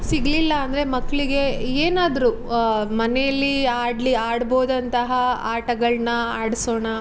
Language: Kannada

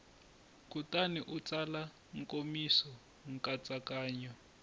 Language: Tsonga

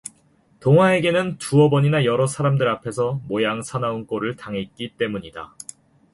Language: Korean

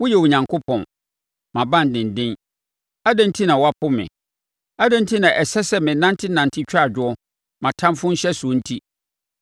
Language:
Akan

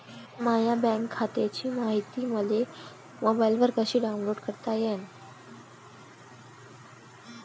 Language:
Marathi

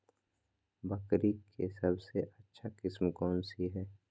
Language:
Magahi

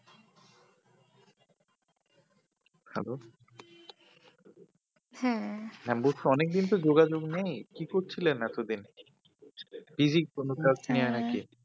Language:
Bangla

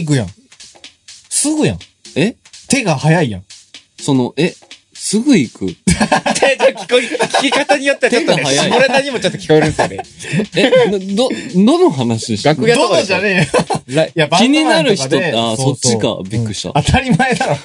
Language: Japanese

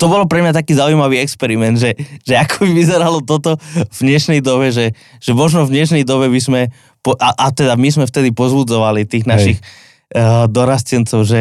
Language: Slovak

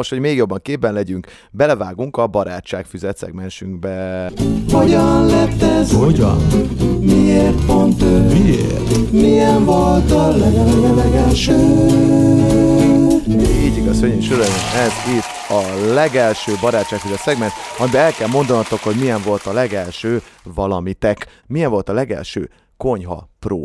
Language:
Hungarian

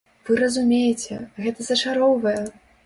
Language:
Belarusian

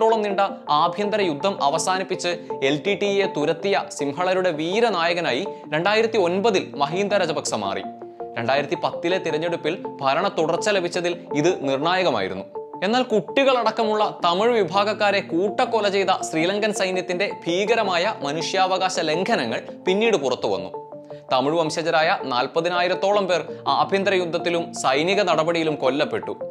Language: Malayalam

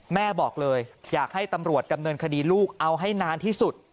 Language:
Thai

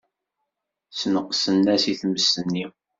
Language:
Kabyle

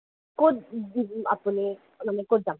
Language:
Assamese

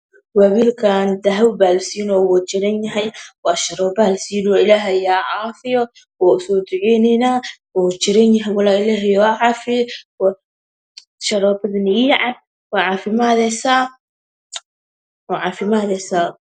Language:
Somali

